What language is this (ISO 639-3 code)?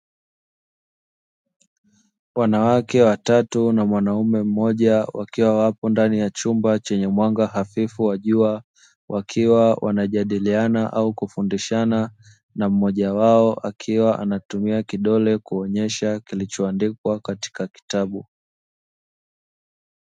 swa